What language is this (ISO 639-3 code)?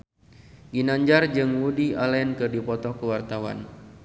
sun